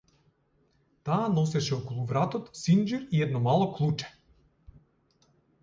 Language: Macedonian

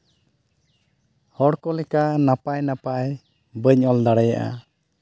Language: Santali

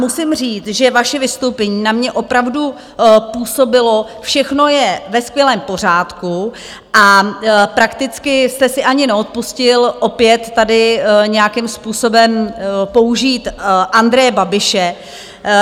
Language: Czech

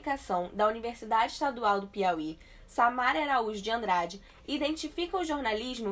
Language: Portuguese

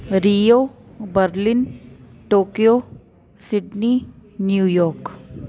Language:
Sindhi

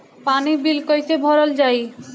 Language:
Bhojpuri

